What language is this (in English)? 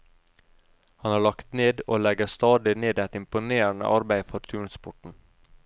Norwegian